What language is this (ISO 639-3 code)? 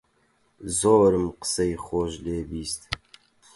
ckb